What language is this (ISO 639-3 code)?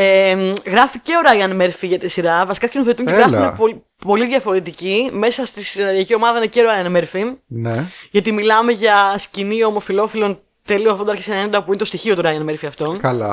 ell